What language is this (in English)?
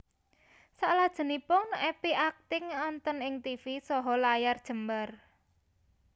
Javanese